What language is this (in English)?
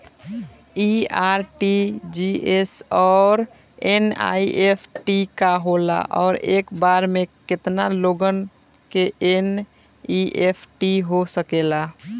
Bhojpuri